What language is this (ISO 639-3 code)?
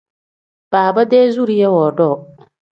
kdh